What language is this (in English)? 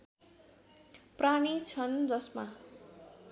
Nepali